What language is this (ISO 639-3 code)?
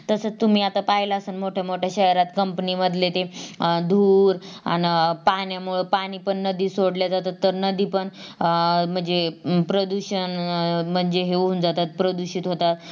mar